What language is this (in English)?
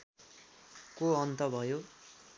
Nepali